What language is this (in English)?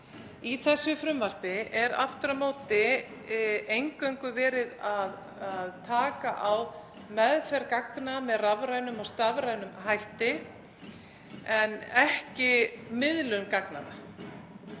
Icelandic